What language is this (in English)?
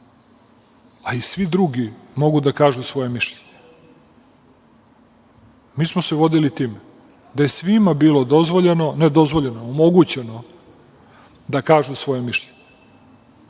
Serbian